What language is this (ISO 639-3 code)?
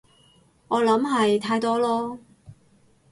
yue